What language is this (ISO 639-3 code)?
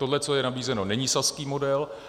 ces